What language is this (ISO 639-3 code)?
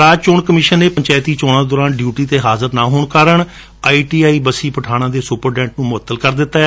pan